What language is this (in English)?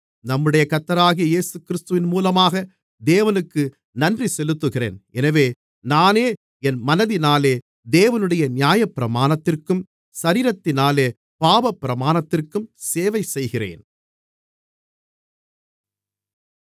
Tamil